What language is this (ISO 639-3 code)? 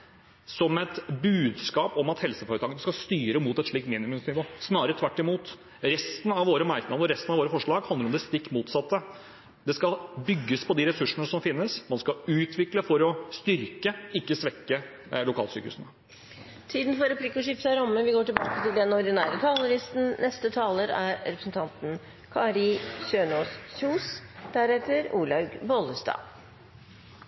nor